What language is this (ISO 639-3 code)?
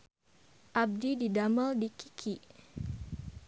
sun